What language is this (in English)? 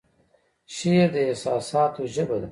Pashto